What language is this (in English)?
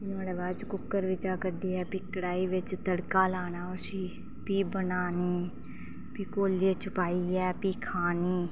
Dogri